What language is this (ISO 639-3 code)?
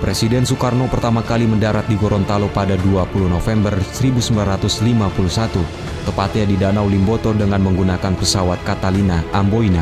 ind